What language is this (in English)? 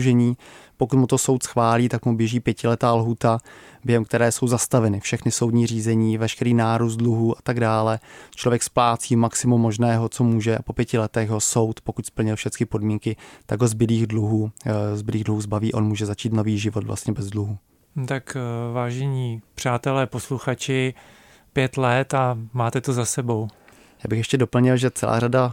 Czech